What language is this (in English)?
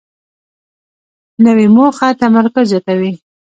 Pashto